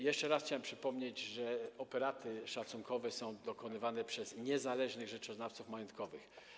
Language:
Polish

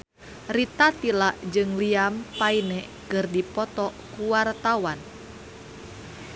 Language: Sundanese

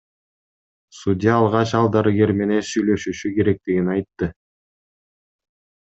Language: Kyrgyz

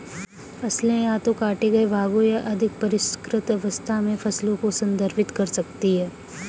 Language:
Hindi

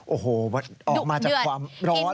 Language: Thai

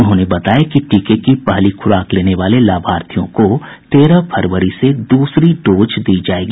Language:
Hindi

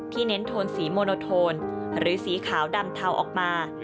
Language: Thai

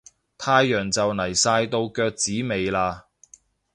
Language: Cantonese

